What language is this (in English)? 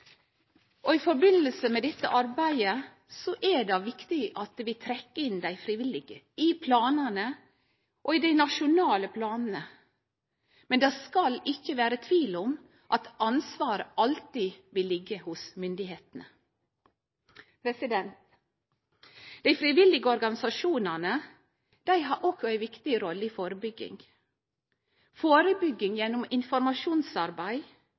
Norwegian Nynorsk